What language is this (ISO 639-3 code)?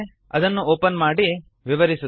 kan